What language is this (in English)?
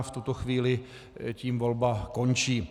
Czech